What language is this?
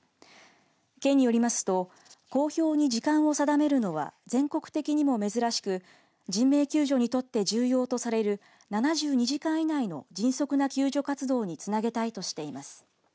Japanese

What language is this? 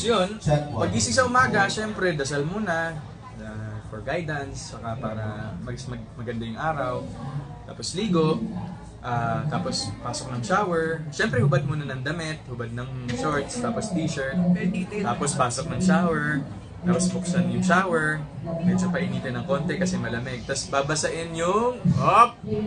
Filipino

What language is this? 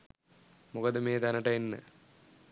Sinhala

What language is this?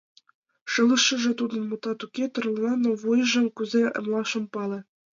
Mari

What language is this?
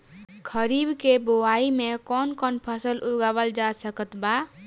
Bhojpuri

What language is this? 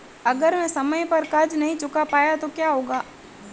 Hindi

